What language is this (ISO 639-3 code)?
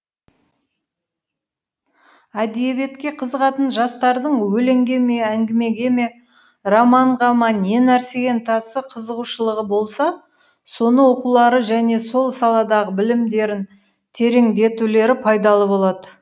kaz